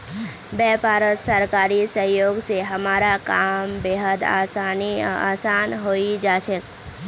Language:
Magahi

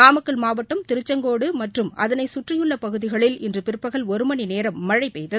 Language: Tamil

